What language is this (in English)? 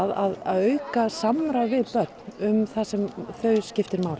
Icelandic